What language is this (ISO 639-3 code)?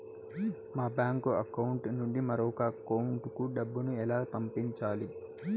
tel